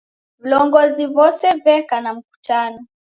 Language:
Taita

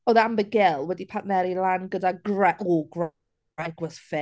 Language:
Welsh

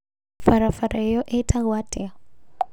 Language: Kikuyu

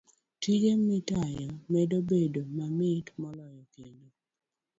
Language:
Luo (Kenya and Tanzania)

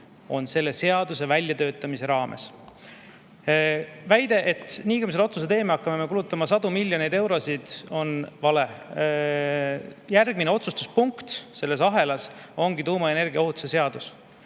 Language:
Estonian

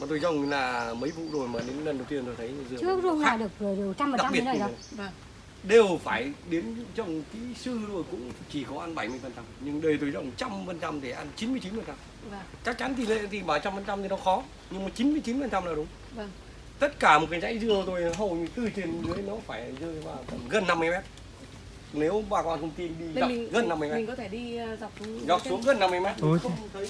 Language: Vietnamese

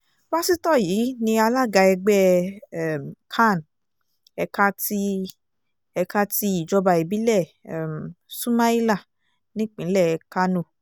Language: Yoruba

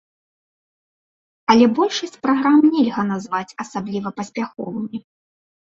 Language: Belarusian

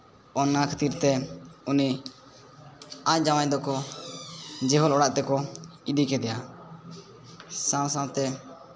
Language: Santali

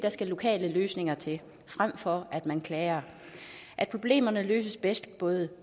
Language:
Danish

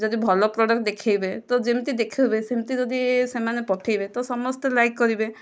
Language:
Odia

